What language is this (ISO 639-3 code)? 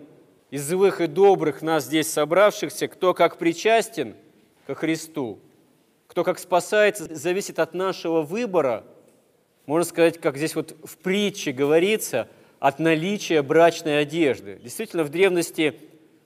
rus